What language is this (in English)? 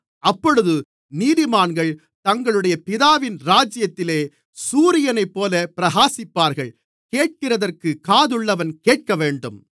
Tamil